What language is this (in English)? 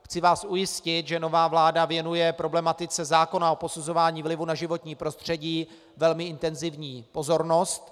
Czech